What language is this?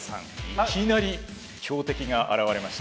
Japanese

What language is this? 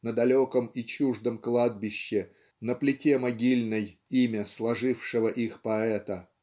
Russian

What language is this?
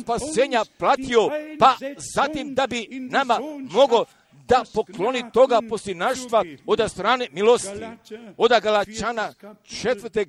Croatian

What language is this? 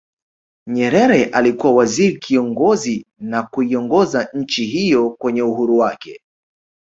Swahili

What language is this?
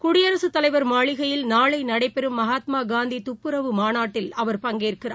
Tamil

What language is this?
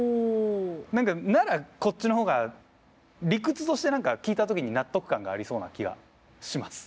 Japanese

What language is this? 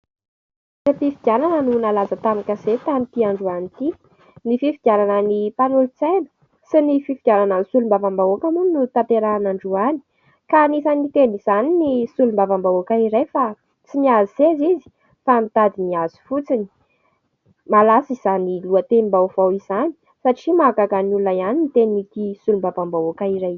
Malagasy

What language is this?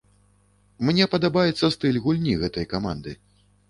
Belarusian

